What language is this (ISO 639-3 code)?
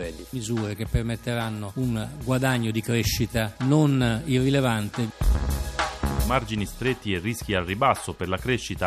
ita